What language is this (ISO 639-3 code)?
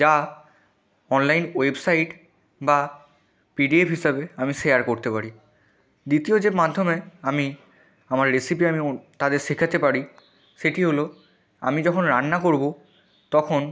ben